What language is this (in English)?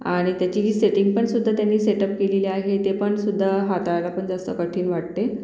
Marathi